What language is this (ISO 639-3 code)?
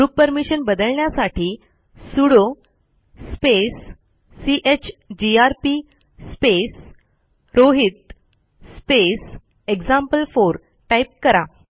mar